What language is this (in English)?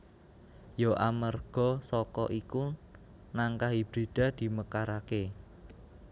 Javanese